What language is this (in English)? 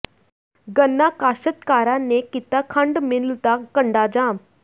Punjabi